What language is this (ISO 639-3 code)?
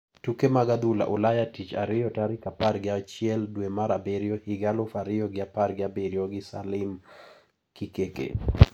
luo